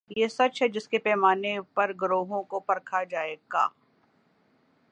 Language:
Urdu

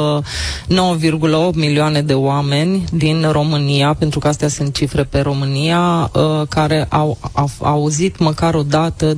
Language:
Romanian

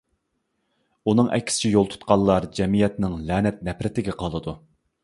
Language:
Uyghur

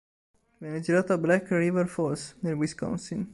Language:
Italian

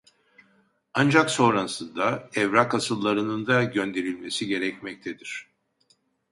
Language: Turkish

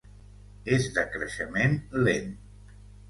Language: Catalan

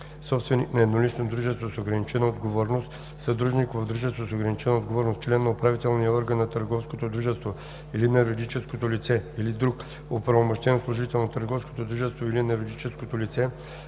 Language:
Bulgarian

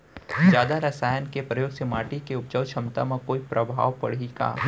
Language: Chhattisgarhi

